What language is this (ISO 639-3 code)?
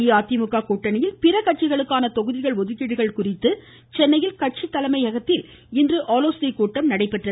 tam